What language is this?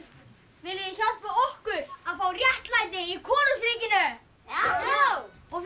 Icelandic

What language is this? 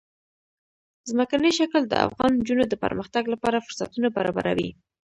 Pashto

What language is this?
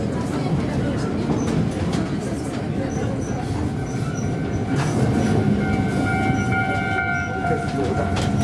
Japanese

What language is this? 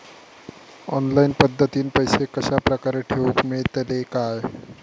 Marathi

